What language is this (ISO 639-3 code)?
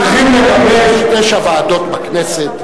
heb